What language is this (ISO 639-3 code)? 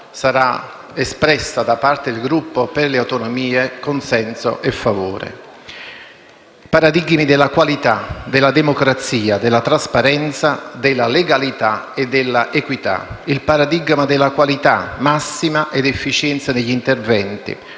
ita